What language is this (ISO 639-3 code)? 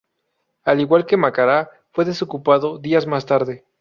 spa